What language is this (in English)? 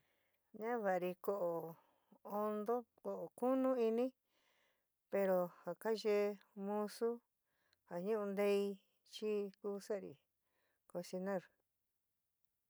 San Miguel El Grande Mixtec